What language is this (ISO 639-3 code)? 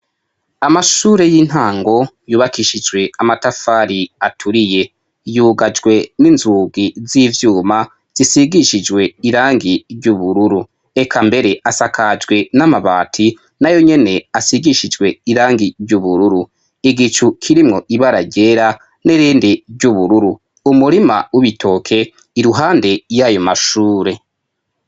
run